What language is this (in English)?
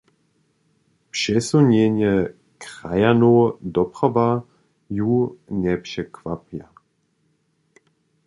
Upper Sorbian